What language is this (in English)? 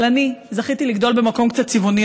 Hebrew